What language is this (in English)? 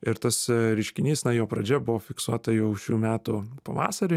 Lithuanian